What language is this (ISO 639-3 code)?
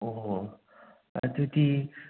mni